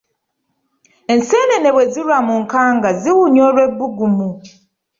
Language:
Ganda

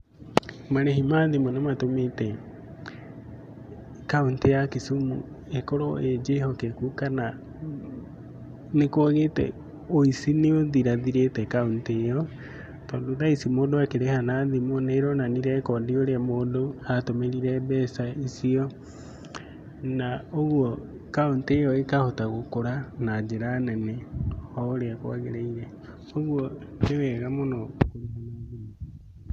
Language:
Kikuyu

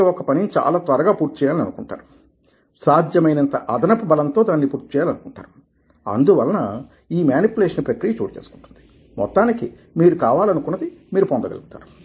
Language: Telugu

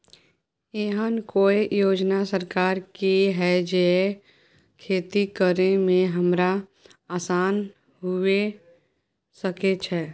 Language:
Maithili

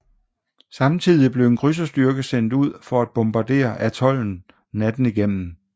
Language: Danish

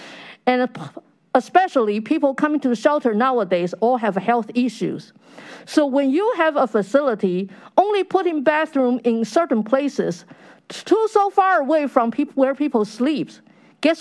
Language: English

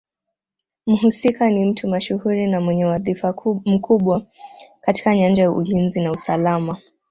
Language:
Swahili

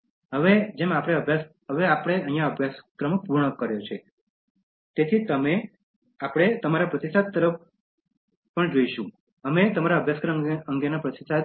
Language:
Gujarati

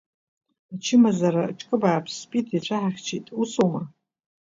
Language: Abkhazian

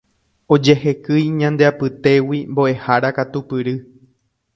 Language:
Guarani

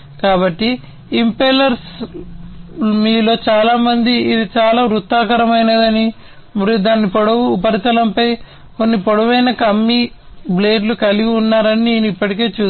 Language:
Telugu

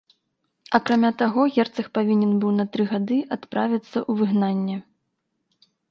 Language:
Belarusian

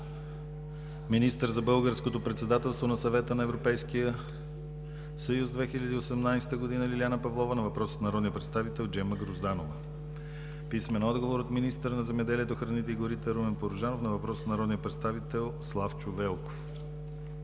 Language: Bulgarian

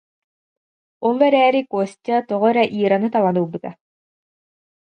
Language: Yakut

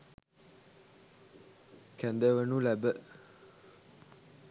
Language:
Sinhala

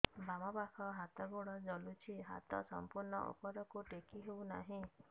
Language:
Odia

